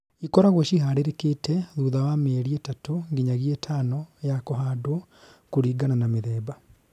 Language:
Kikuyu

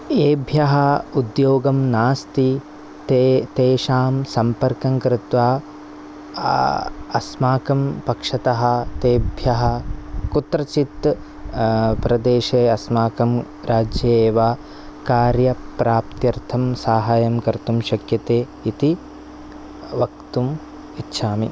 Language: Sanskrit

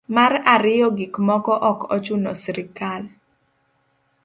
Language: Luo (Kenya and Tanzania)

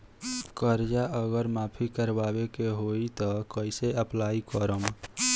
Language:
Bhojpuri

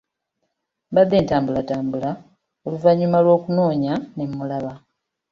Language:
Ganda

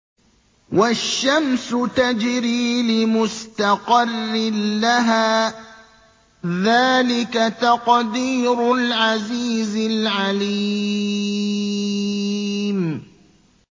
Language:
Arabic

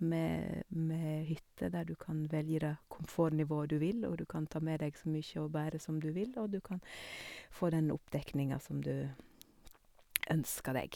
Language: Norwegian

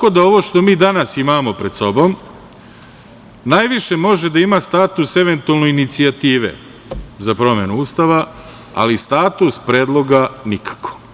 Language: Serbian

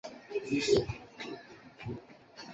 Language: Chinese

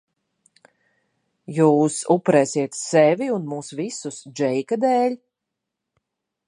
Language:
Latvian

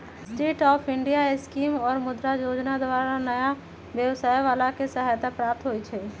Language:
Magahi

